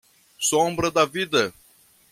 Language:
Portuguese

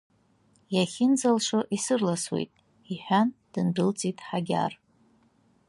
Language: Abkhazian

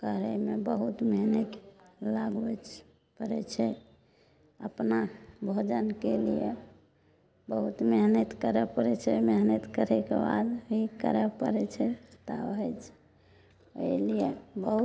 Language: Maithili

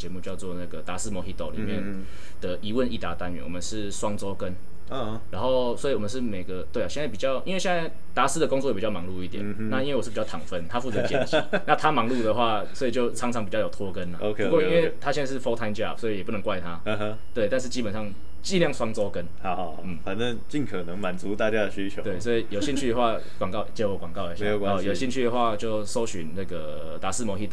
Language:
Chinese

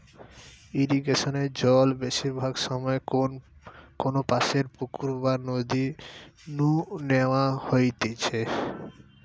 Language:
Bangla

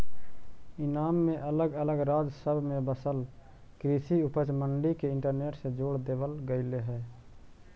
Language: Magahi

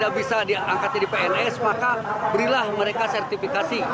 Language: Indonesian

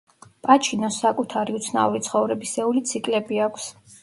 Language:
Georgian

